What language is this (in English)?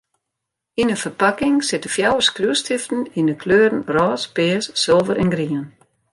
Western Frisian